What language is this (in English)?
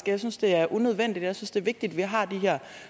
Danish